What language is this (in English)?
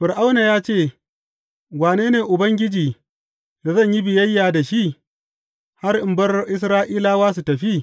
Hausa